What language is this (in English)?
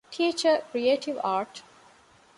Divehi